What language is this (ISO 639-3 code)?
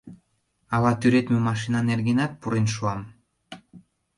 chm